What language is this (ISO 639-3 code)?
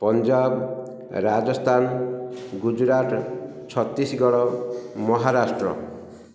ori